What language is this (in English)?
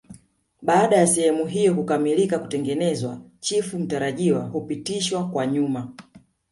Swahili